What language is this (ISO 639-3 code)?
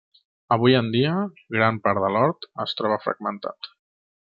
cat